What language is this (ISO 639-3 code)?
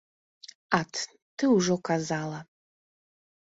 bel